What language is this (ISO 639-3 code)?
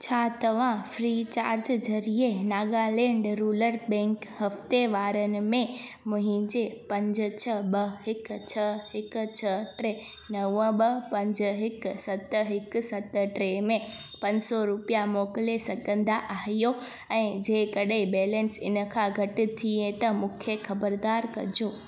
snd